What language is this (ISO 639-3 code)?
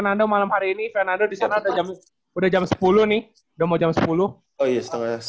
ind